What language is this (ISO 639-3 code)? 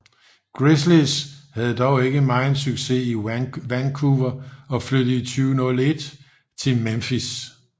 dan